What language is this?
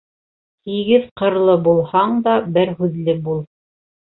Bashkir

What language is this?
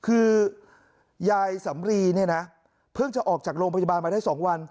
Thai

